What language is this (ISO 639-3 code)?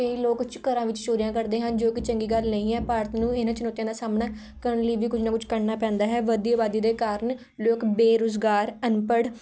pan